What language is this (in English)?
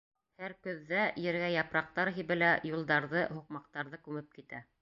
Bashkir